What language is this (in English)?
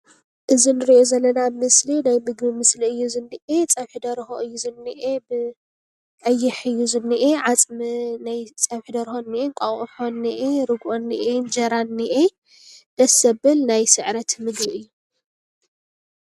Tigrinya